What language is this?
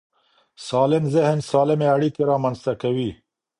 Pashto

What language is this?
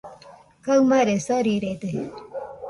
Nüpode Huitoto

